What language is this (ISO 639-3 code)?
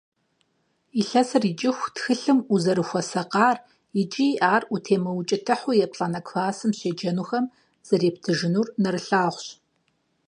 kbd